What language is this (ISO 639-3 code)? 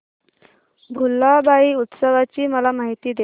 mar